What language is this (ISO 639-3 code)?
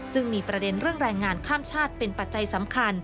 tha